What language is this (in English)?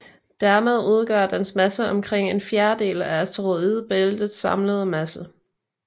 Danish